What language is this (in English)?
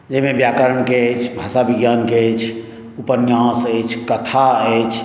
Maithili